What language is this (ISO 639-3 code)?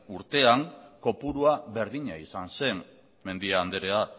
eus